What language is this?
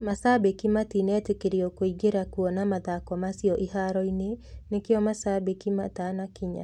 Kikuyu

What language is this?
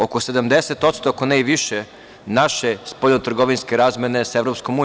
Serbian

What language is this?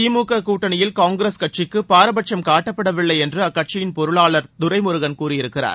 Tamil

